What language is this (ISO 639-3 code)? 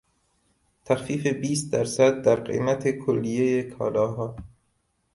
fas